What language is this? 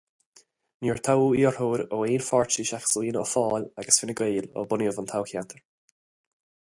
Irish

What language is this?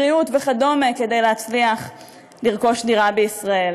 Hebrew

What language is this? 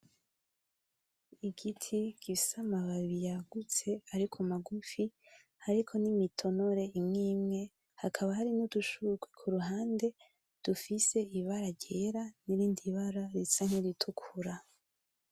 Rundi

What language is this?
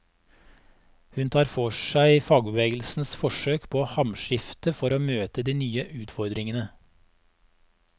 Norwegian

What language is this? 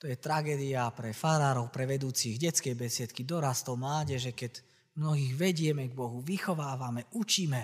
Slovak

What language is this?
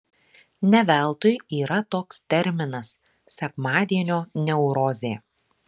Lithuanian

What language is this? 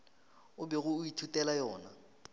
Northern Sotho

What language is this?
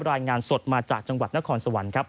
Thai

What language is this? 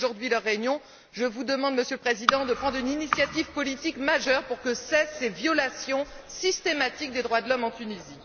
French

